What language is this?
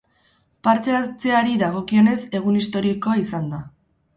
Basque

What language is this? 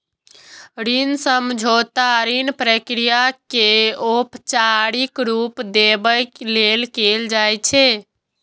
Maithili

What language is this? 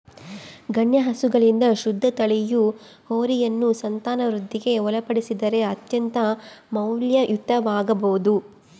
Kannada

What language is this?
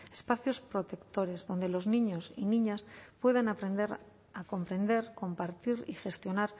Spanish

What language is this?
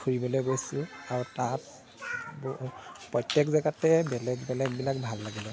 Assamese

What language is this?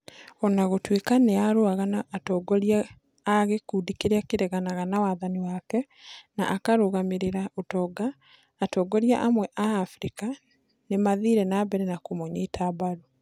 Kikuyu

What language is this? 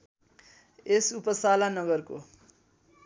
Nepali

